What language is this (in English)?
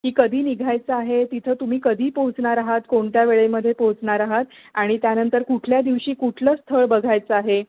Marathi